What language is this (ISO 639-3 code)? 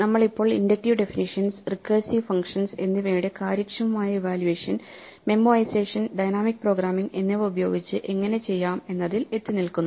mal